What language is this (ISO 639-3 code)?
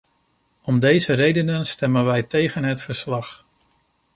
nld